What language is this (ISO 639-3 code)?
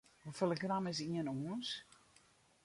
fry